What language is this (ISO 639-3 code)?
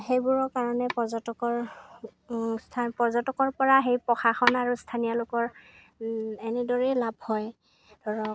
asm